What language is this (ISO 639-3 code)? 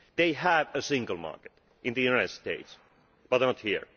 eng